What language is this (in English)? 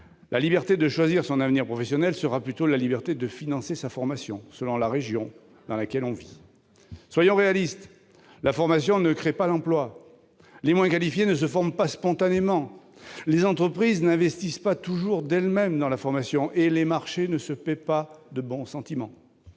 French